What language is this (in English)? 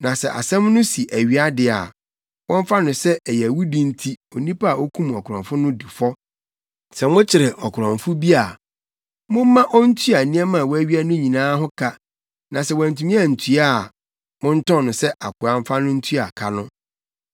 Akan